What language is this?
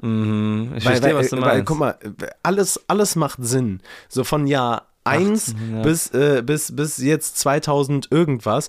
German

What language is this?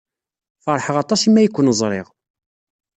Kabyle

